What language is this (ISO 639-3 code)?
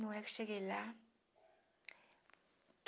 por